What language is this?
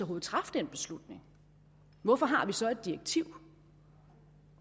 Danish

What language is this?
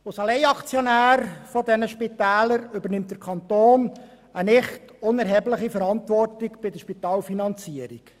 Swiss German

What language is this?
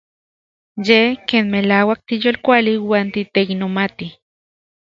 Central Puebla Nahuatl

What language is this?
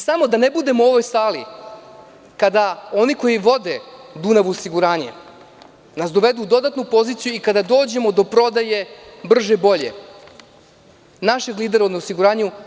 Serbian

